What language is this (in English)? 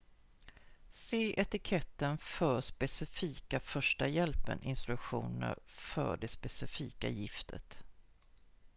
Swedish